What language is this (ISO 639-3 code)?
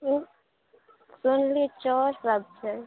mai